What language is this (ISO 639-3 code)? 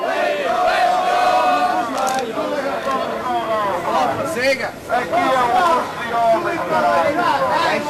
ron